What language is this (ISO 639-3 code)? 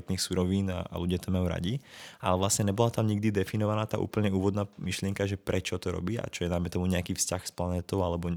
ces